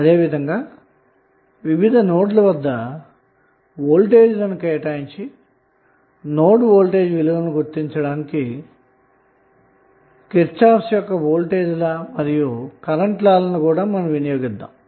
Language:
Telugu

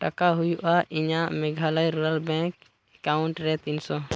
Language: Santali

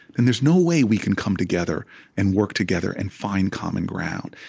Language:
English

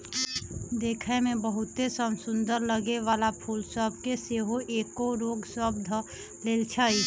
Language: Magahi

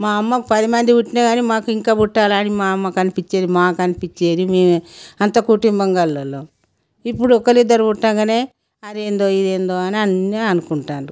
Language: Telugu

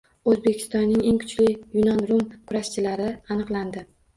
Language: Uzbek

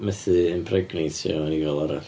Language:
Welsh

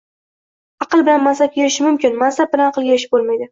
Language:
Uzbek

